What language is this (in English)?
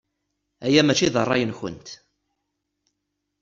Kabyle